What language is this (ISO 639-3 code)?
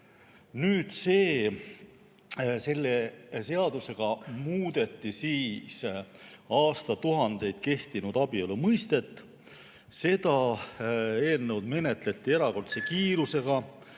est